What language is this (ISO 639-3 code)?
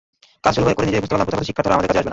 ben